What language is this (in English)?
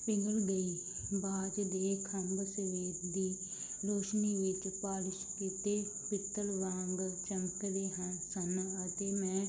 Punjabi